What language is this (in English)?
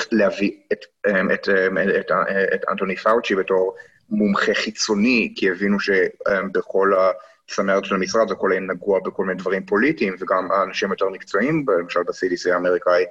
Hebrew